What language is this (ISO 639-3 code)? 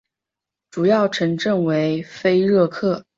zho